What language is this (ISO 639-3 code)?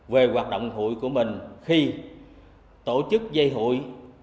vie